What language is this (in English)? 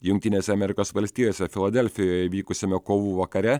Lithuanian